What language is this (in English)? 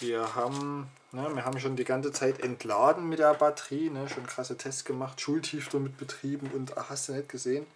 German